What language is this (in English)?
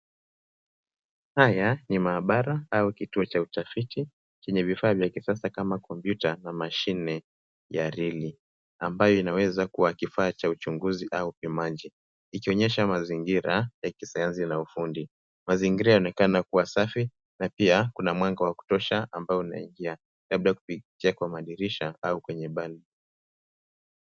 Swahili